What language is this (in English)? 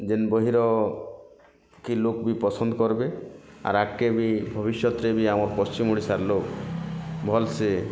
Odia